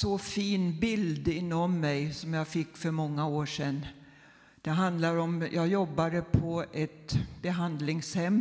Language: Swedish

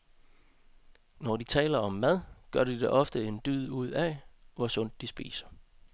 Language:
Danish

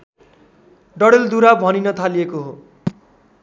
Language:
Nepali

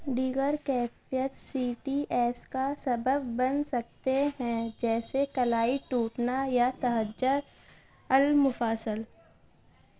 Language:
Urdu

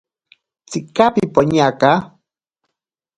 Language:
Ashéninka Perené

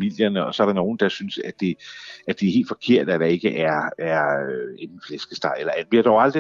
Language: Danish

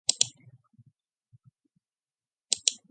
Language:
Mongolian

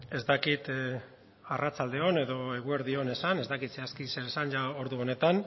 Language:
Basque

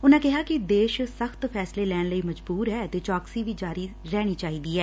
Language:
Punjabi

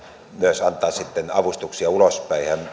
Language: Finnish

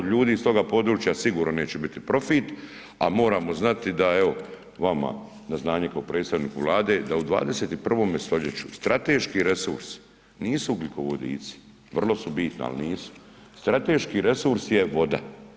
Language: Croatian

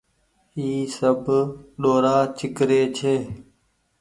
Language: Goaria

